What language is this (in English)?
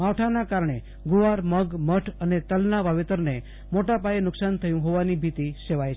Gujarati